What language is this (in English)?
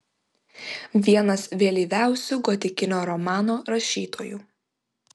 Lithuanian